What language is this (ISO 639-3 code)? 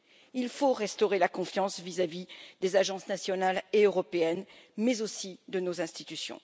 fra